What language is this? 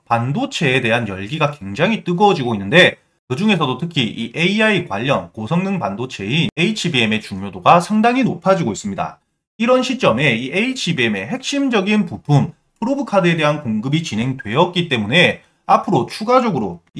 Korean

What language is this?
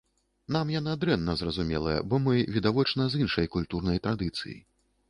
Belarusian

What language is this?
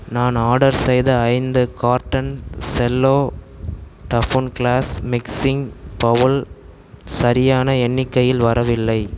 Tamil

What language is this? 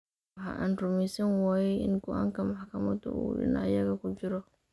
Somali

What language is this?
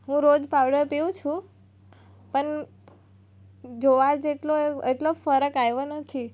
Gujarati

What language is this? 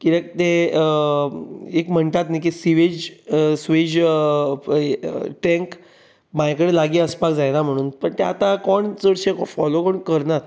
Konkani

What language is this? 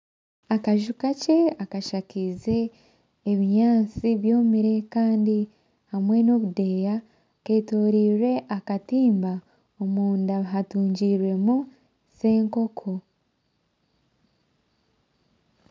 Nyankole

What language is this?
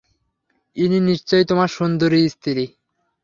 Bangla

